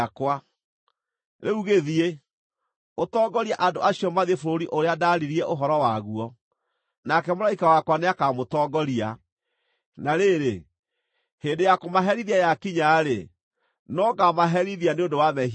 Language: Kikuyu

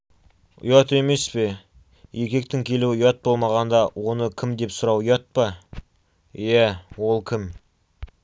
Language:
Kazakh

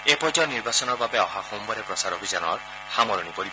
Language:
Assamese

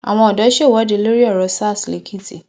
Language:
Yoruba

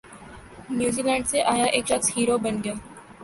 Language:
Urdu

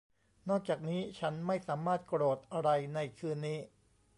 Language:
Thai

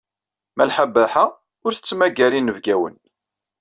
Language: Kabyle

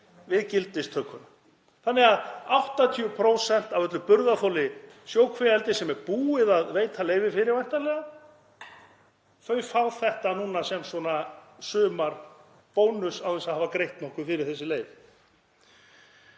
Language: Icelandic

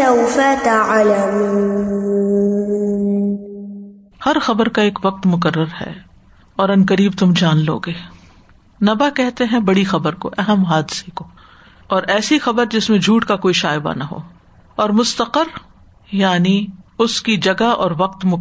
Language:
Urdu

